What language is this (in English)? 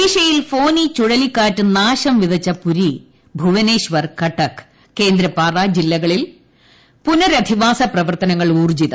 Malayalam